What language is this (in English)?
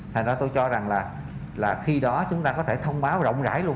Vietnamese